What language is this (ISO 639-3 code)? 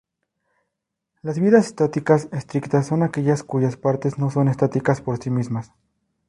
spa